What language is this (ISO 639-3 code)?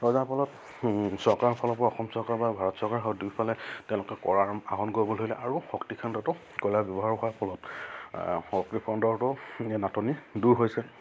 asm